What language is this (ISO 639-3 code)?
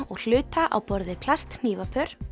isl